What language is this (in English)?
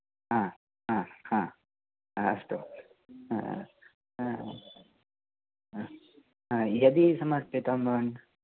Sanskrit